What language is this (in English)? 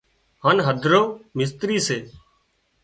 Wadiyara Koli